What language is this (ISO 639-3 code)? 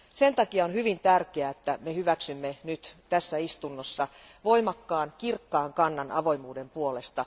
fin